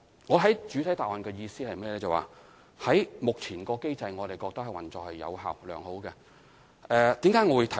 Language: Cantonese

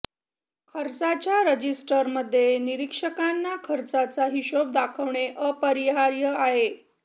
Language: Marathi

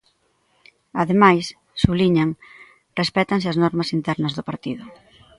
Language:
Galician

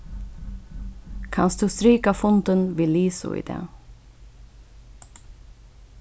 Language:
Faroese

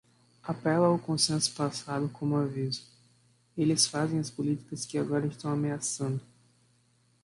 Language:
Portuguese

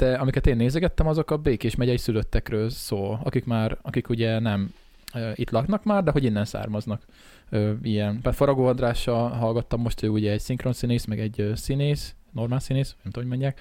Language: Hungarian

